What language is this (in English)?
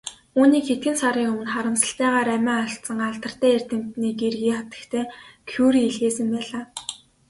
Mongolian